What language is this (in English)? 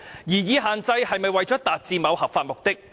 Cantonese